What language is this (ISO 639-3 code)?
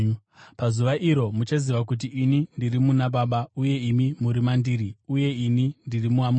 sna